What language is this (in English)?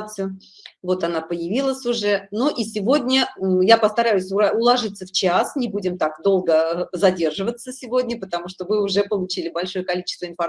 Russian